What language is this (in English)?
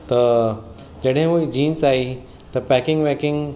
Sindhi